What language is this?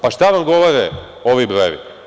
Serbian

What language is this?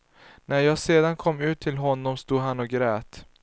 Swedish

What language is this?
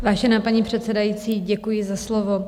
Czech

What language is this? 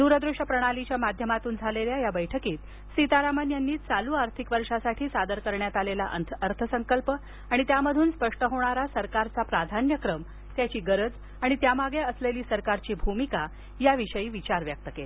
Marathi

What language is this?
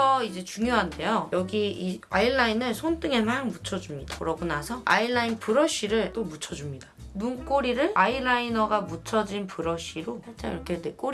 Korean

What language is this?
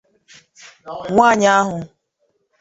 Igbo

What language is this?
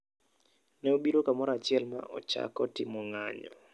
Luo (Kenya and Tanzania)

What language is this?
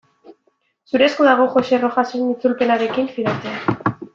Basque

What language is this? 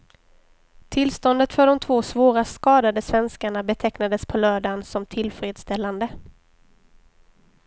Swedish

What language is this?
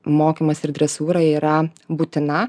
Lithuanian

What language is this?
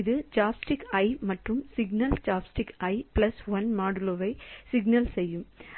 Tamil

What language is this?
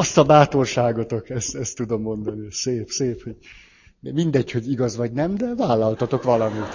Hungarian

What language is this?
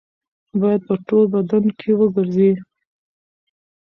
Pashto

